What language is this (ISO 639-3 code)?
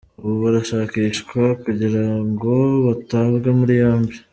kin